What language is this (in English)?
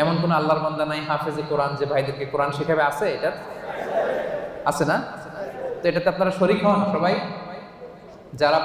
Arabic